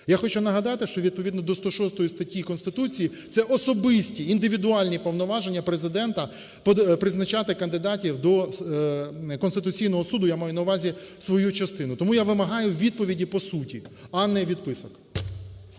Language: Ukrainian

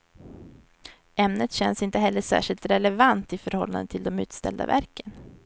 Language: Swedish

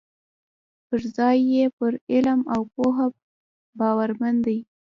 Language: Pashto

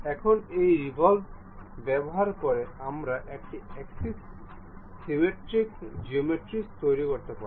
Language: Bangla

